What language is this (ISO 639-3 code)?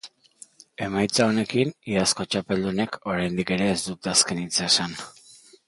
eus